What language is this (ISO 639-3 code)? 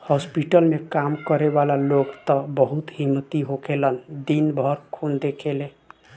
bho